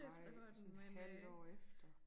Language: Danish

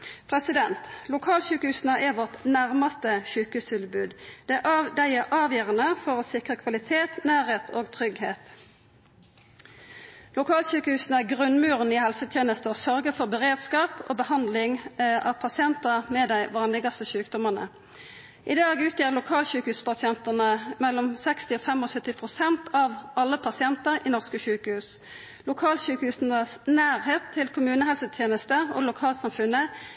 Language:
Norwegian Nynorsk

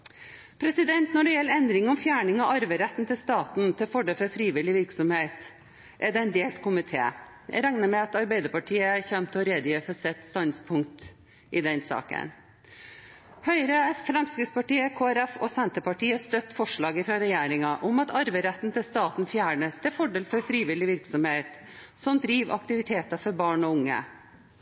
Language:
Norwegian Bokmål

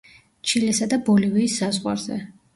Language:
Georgian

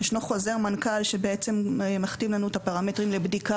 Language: Hebrew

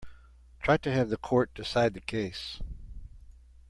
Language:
English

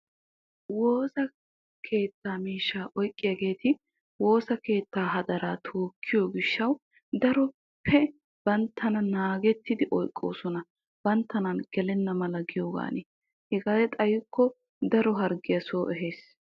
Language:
Wolaytta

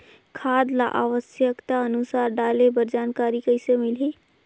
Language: Chhattisgarhi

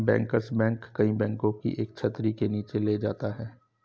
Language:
Hindi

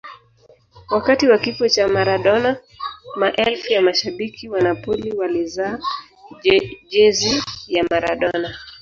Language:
Swahili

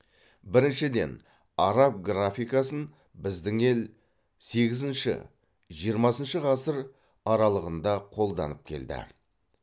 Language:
Kazakh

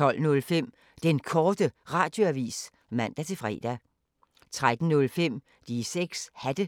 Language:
Danish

